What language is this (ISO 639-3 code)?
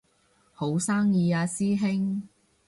yue